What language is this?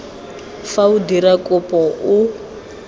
Tswana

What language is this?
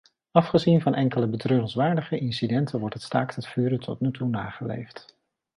Dutch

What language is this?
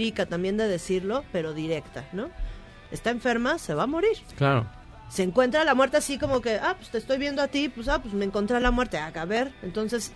Spanish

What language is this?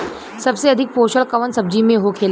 Bhojpuri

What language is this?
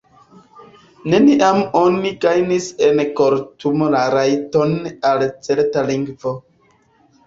Esperanto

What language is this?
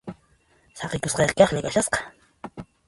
Puno Quechua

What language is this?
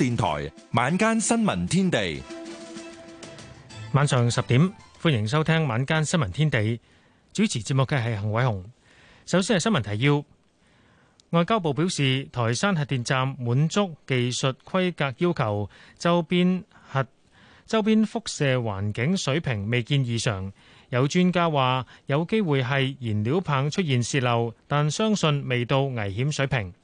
Chinese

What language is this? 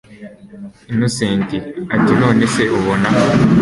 Kinyarwanda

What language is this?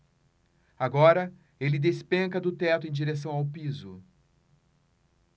Portuguese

